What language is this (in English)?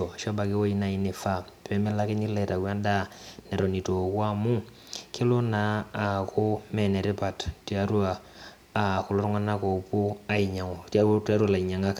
Masai